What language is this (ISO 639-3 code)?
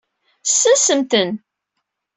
kab